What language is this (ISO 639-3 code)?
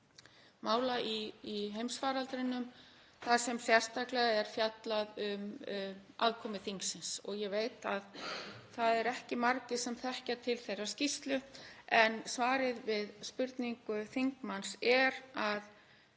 isl